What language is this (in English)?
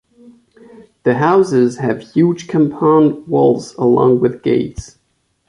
English